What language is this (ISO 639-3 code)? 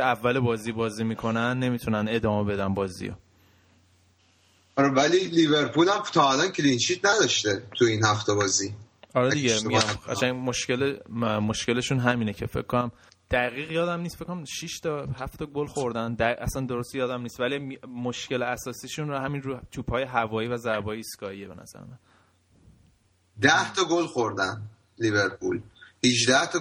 fas